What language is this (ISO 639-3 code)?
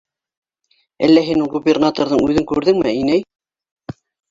bak